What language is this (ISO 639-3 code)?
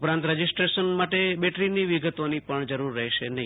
guj